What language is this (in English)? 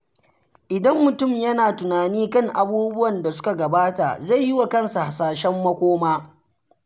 Hausa